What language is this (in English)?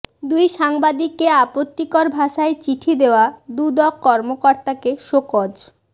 Bangla